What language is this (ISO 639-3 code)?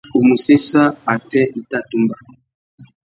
bag